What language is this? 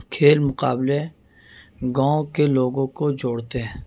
Urdu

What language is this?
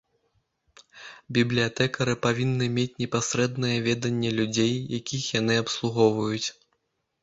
Belarusian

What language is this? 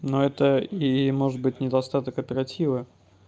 Russian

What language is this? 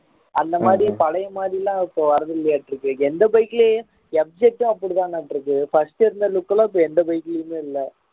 Tamil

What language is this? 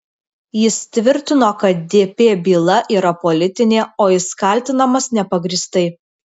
Lithuanian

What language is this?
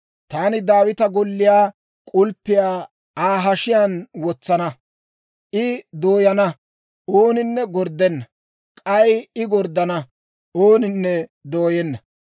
Dawro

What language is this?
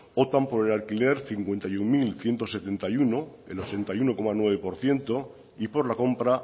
Spanish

